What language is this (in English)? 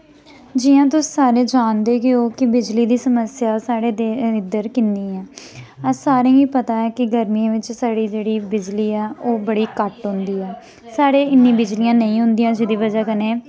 Dogri